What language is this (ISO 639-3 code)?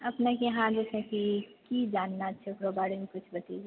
mai